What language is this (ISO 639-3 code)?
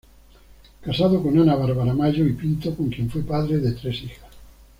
spa